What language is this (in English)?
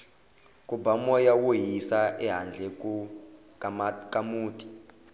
Tsonga